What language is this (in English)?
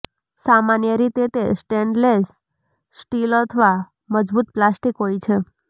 Gujarati